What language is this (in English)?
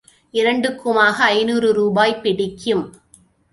Tamil